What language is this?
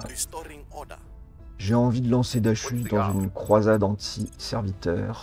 French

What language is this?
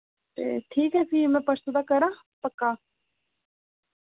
Dogri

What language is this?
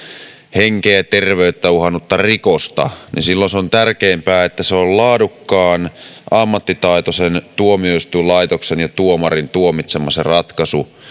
Finnish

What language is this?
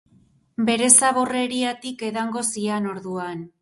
Basque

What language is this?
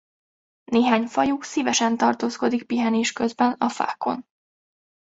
Hungarian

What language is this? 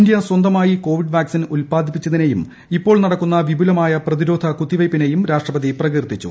Malayalam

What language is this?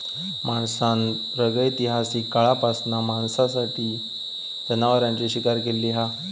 Marathi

